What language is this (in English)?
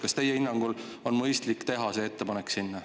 Estonian